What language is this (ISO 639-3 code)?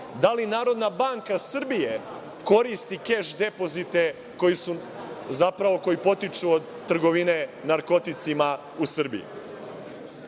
srp